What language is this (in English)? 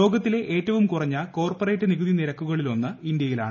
Malayalam